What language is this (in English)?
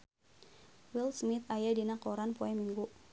Sundanese